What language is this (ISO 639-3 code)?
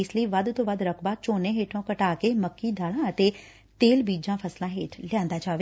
pan